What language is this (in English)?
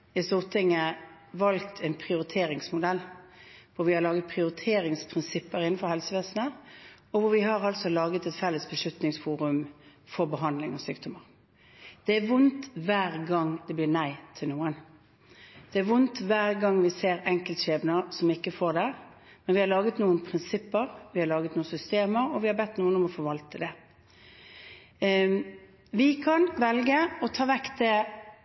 Norwegian Bokmål